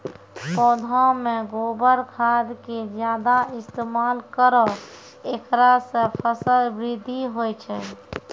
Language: Maithili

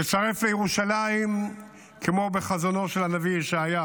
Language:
Hebrew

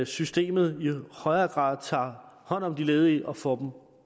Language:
Danish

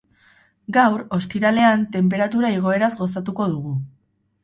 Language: Basque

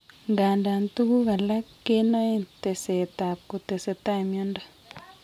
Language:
Kalenjin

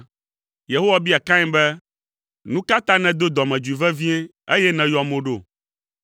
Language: Ewe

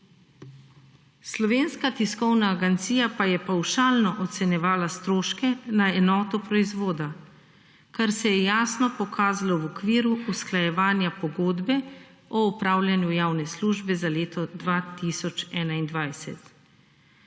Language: Slovenian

